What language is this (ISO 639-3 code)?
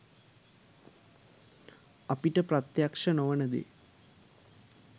sin